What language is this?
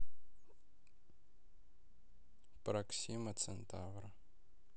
Russian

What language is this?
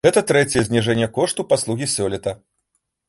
Belarusian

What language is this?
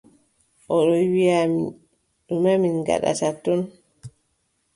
Adamawa Fulfulde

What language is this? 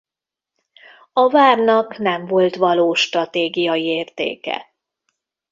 Hungarian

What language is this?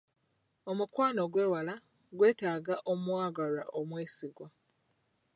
Ganda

